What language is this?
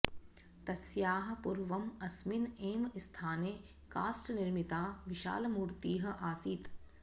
Sanskrit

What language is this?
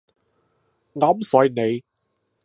Cantonese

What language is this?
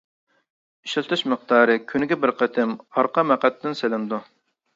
Uyghur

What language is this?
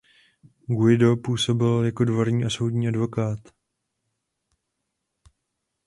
Czech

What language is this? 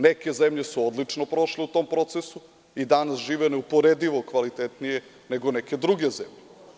Serbian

